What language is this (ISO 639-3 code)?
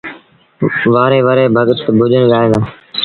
sbn